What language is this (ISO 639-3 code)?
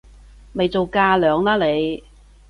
yue